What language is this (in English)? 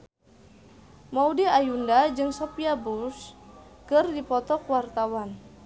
Sundanese